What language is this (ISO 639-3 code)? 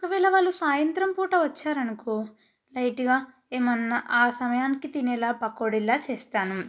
tel